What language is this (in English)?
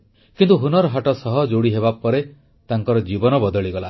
Odia